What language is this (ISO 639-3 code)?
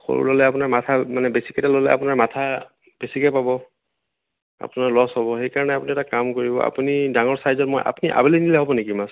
asm